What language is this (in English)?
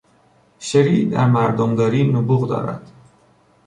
Persian